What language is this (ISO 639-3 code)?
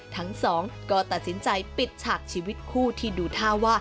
tha